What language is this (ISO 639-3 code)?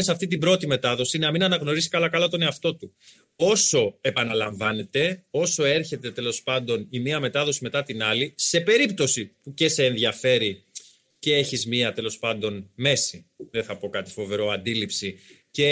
ell